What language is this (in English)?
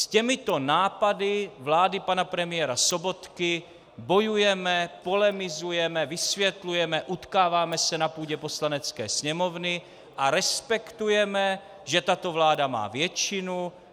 Czech